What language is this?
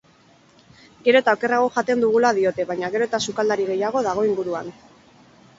Basque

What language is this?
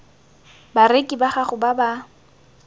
Tswana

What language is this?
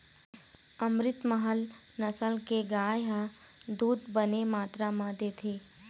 Chhattisgarhi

